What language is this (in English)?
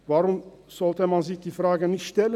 Swiss German